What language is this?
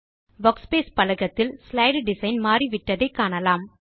Tamil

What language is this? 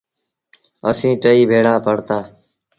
Sindhi Bhil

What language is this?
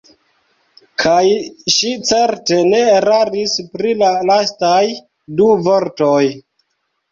Esperanto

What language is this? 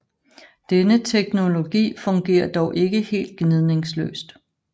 Danish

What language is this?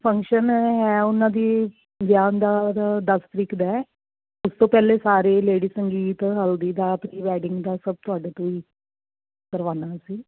Punjabi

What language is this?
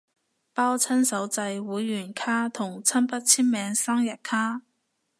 Cantonese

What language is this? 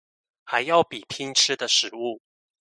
Chinese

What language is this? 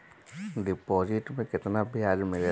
Bhojpuri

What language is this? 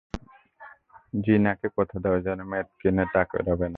Bangla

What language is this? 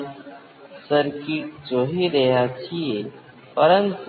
Gujarati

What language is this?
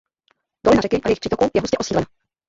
Czech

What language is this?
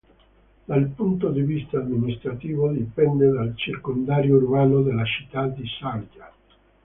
Italian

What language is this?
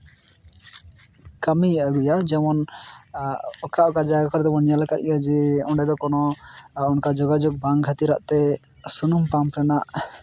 Santali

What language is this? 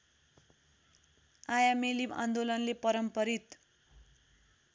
Nepali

